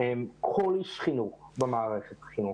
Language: Hebrew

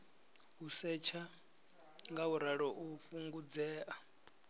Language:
Venda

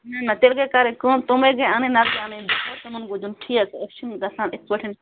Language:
Kashmiri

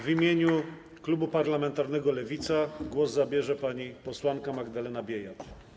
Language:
Polish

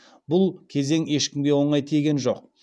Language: Kazakh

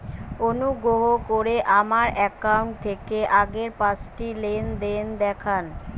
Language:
Bangla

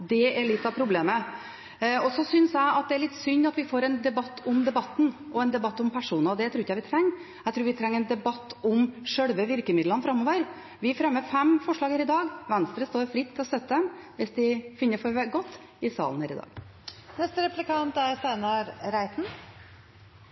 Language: Norwegian Bokmål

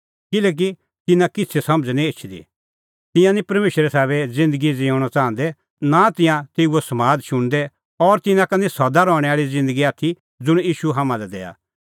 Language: Kullu Pahari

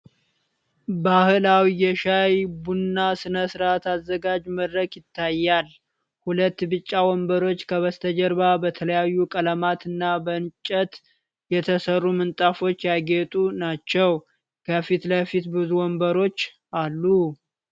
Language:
Amharic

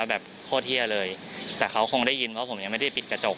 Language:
Thai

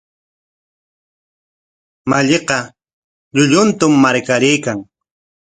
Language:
Corongo Ancash Quechua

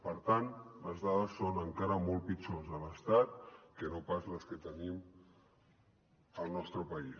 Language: Catalan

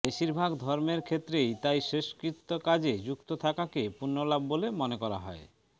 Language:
Bangla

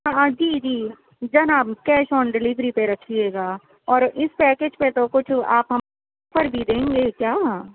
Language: Urdu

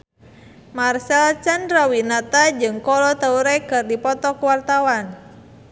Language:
Sundanese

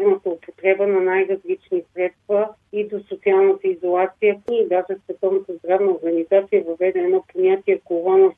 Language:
Bulgarian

